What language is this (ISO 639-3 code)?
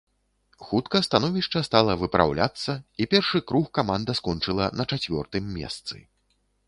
bel